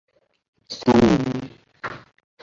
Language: Chinese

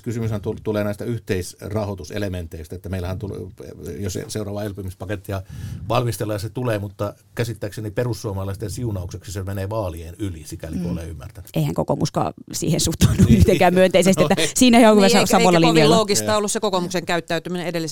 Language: Finnish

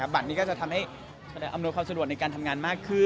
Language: Thai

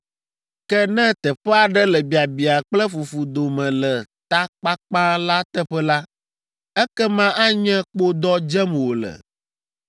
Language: Ewe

